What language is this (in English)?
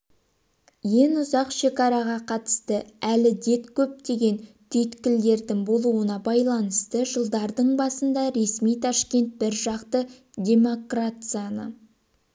Kazakh